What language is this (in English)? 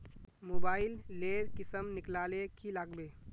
Magahi